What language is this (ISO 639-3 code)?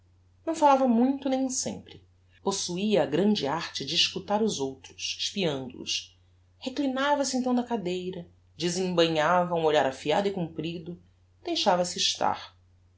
por